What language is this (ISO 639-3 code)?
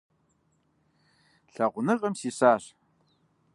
kbd